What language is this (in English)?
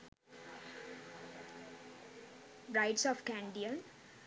Sinhala